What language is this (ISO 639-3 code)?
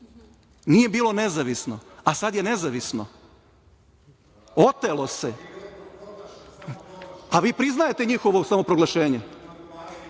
srp